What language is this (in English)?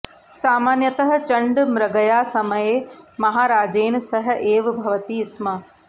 Sanskrit